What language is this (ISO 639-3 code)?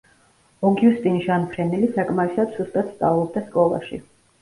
kat